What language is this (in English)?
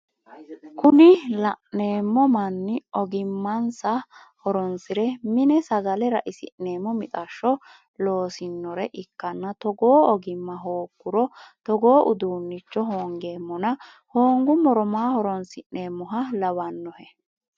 Sidamo